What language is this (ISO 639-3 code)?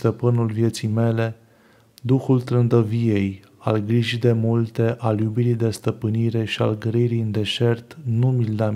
ron